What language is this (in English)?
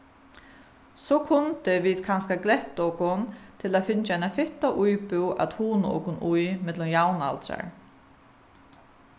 Faroese